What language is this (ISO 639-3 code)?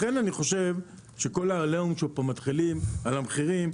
heb